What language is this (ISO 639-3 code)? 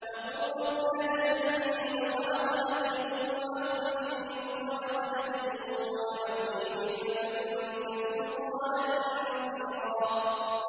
ara